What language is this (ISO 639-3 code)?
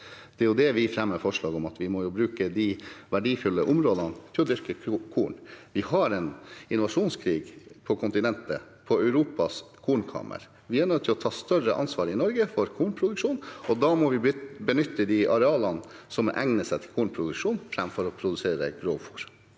nor